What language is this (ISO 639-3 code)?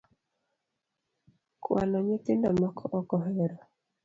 luo